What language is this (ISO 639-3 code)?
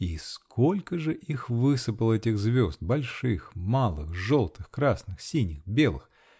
rus